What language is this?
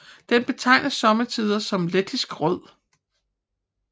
Danish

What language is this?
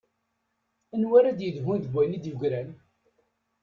Kabyle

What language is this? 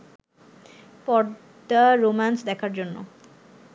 Bangla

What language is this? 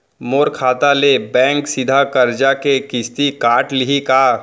Chhattisgarhi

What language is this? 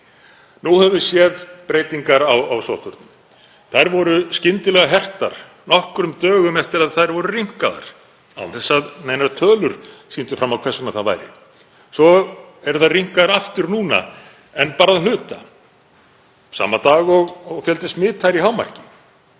Icelandic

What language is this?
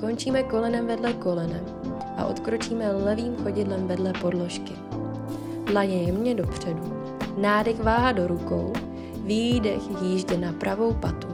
Czech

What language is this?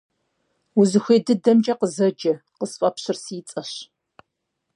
Kabardian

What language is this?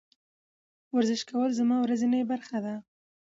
Pashto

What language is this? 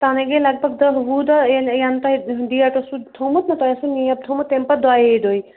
Kashmiri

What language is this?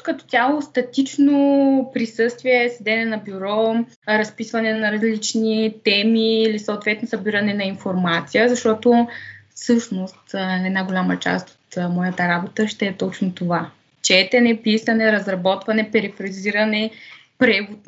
Bulgarian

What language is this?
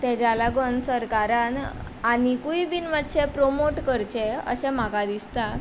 Konkani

